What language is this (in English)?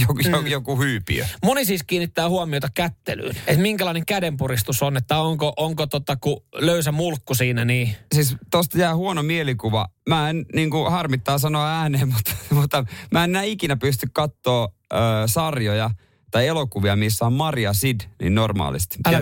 Finnish